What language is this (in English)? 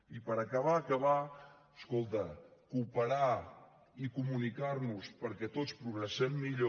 Catalan